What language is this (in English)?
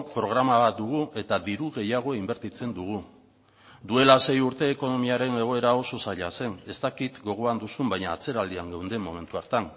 Basque